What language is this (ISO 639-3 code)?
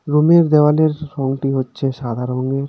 ben